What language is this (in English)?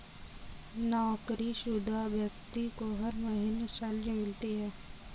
Hindi